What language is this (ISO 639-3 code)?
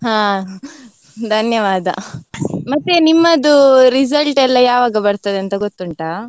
kan